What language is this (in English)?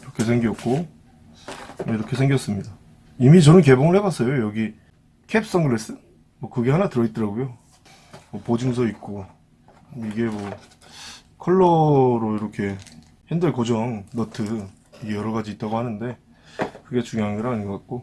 Korean